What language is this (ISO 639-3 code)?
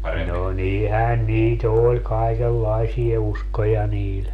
fin